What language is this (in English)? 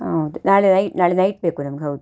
Kannada